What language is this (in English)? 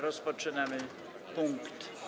Polish